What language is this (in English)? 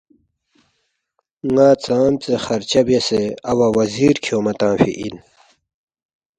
Balti